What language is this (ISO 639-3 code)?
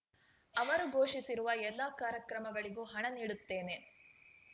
kan